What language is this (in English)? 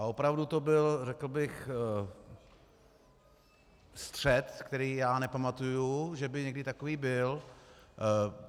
Czech